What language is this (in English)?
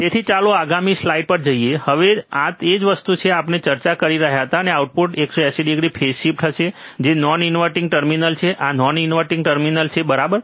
Gujarati